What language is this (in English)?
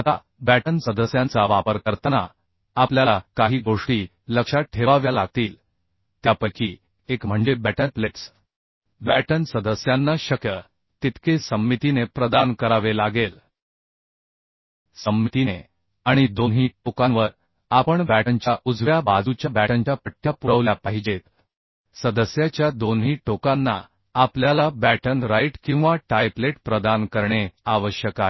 Marathi